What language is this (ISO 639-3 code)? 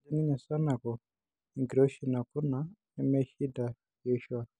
mas